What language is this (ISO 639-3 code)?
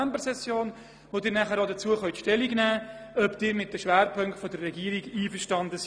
gsw